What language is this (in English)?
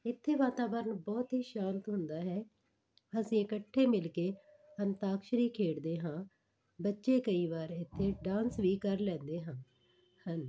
Punjabi